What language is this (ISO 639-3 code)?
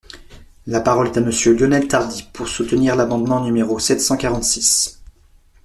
fra